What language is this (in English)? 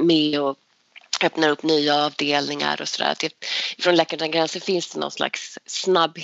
Swedish